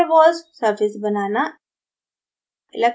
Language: Hindi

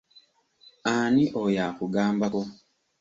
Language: Ganda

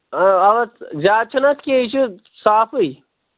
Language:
Kashmiri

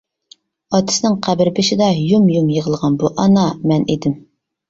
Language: Uyghur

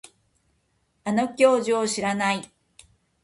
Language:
Japanese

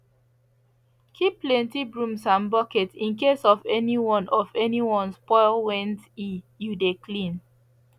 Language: Nigerian Pidgin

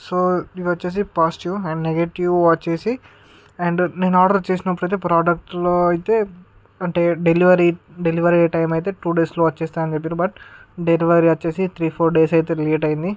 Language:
Telugu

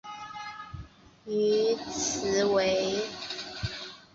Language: Chinese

